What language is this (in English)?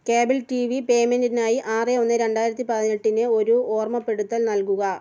Malayalam